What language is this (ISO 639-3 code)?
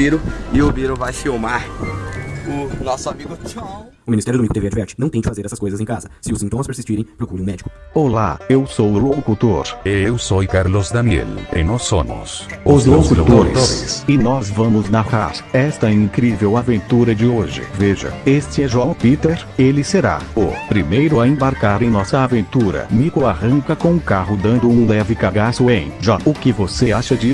por